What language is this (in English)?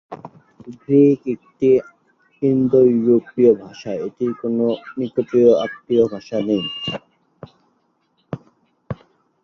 Bangla